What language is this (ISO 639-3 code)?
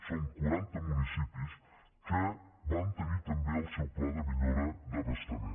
cat